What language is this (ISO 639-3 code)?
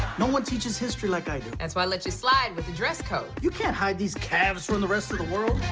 eng